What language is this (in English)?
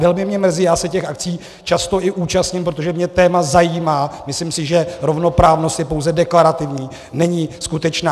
Czech